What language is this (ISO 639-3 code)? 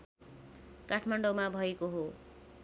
nep